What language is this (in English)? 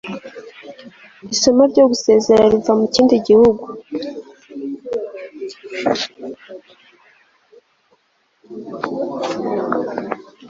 Kinyarwanda